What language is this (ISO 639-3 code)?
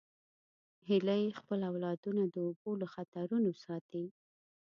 pus